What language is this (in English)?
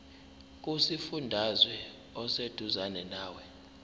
Zulu